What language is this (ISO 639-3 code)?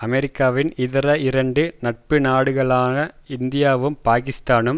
tam